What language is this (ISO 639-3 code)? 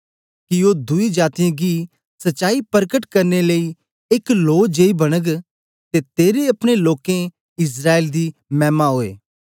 doi